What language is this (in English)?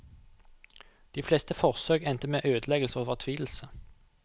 Norwegian